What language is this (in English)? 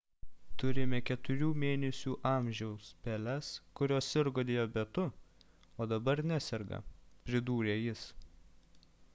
Lithuanian